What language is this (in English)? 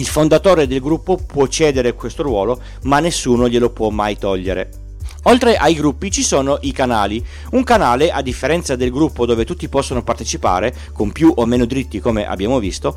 Italian